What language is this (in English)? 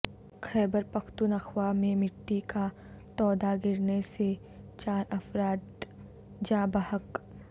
Urdu